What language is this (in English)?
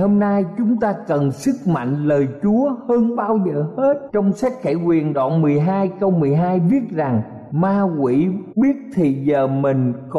Vietnamese